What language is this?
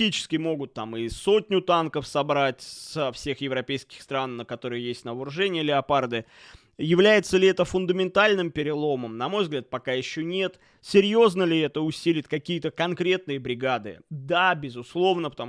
Russian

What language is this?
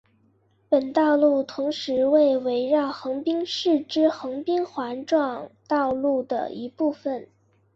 Chinese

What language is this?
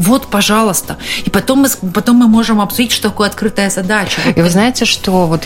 Russian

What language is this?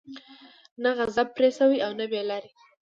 Pashto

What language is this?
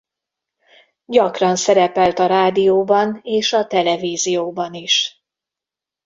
Hungarian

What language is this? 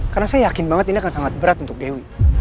Indonesian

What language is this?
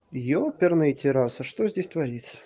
Russian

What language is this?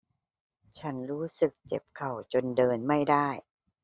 Thai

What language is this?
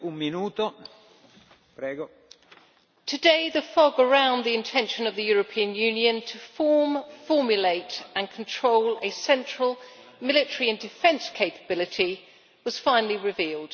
English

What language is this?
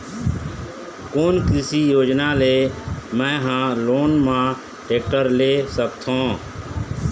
Chhattisgarhi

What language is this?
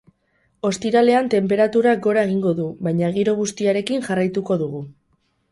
Basque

